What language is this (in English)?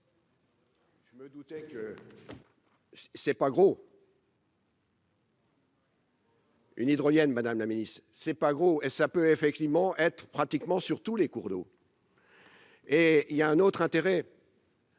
French